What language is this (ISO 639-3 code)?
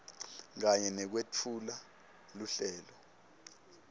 ssw